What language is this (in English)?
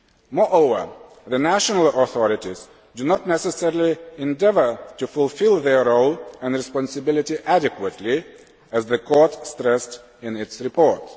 English